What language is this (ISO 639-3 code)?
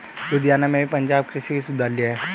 hin